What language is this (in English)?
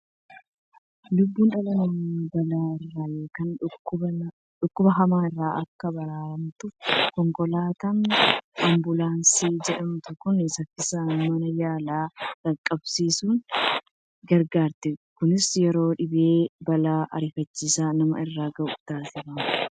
Oromo